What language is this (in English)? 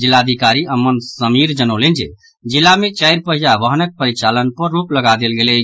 Maithili